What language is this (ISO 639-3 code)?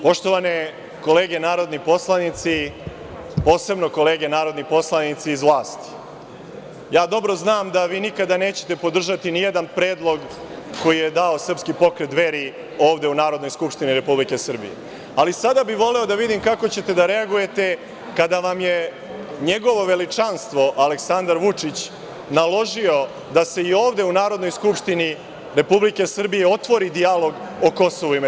srp